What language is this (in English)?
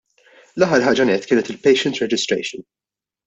Maltese